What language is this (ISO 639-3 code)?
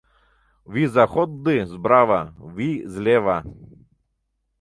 chm